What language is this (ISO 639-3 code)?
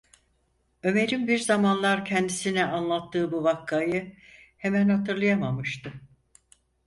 tur